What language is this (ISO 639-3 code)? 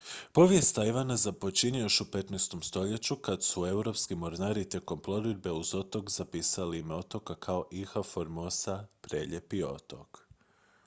hrv